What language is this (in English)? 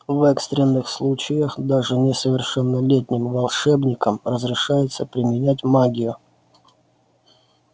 Russian